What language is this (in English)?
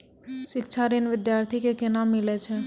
Maithili